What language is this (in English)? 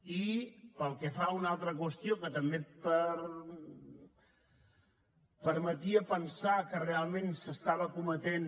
Catalan